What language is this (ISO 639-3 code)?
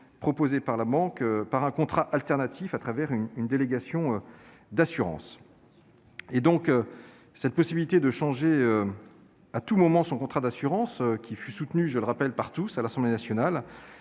fra